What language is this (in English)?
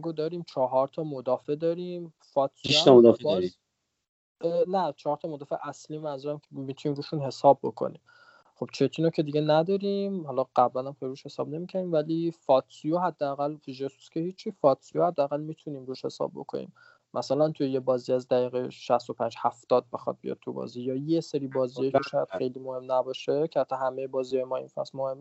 Persian